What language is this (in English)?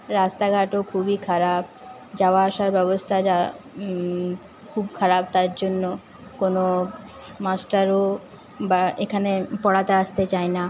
Bangla